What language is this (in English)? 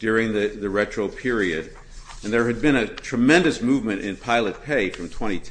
English